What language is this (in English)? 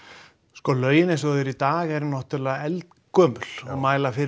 Icelandic